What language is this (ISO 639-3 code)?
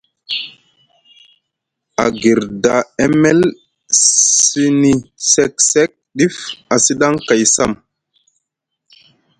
mug